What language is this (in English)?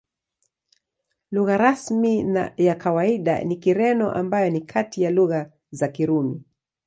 Swahili